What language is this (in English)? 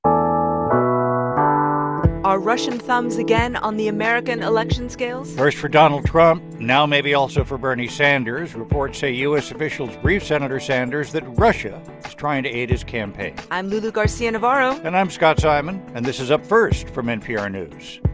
English